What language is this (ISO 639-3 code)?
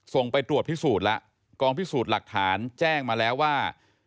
tha